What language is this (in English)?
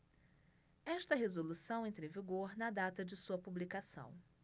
Portuguese